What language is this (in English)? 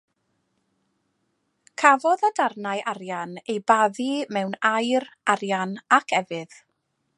Welsh